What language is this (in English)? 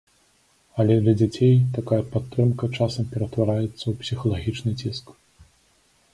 Belarusian